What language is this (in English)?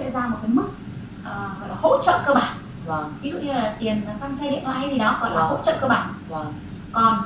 Vietnamese